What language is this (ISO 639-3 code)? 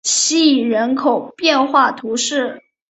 zho